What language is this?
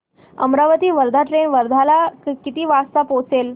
Marathi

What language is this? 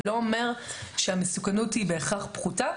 Hebrew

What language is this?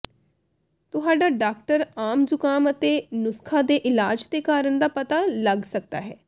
Punjabi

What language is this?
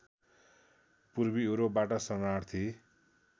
Nepali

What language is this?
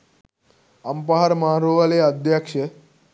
Sinhala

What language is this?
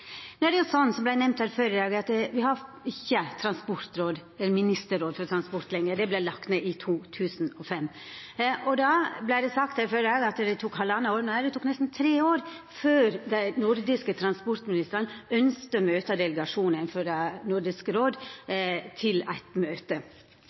Norwegian Nynorsk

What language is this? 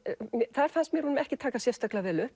Icelandic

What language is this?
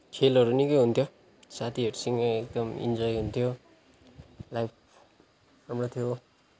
Nepali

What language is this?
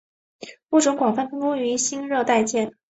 Chinese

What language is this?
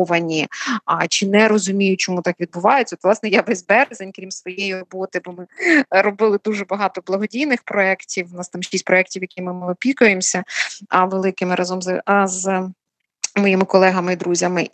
Ukrainian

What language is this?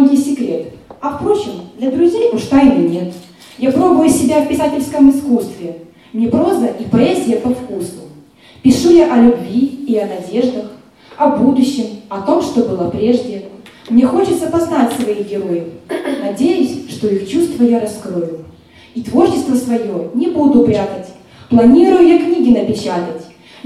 Russian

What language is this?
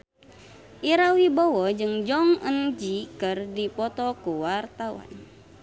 Sundanese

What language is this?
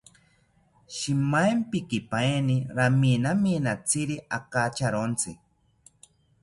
South Ucayali Ashéninka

